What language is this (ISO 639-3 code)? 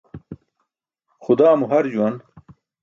bsk